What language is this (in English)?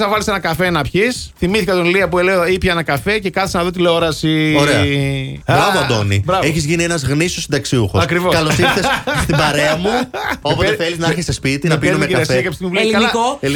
Greek